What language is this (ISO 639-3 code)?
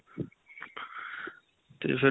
pan